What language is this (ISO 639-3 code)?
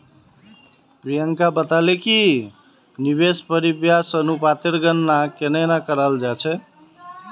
mag